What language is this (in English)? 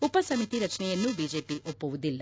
Kannada